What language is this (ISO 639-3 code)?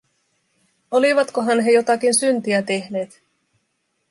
fin